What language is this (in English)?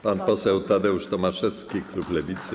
Polish